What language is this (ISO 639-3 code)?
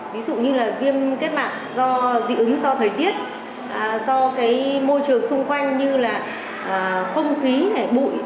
vie